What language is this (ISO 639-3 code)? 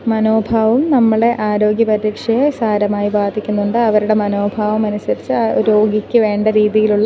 mal